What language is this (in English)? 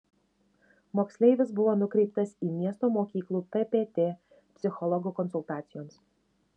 Lithuanian